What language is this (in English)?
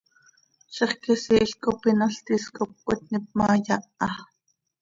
Seri